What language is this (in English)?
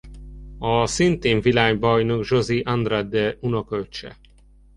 Hungarian